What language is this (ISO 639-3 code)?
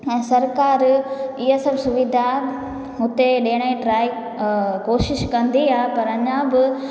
snd